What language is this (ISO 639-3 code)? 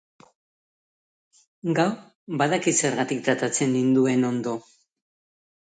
eus